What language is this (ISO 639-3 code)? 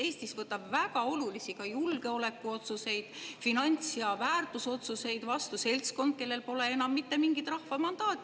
est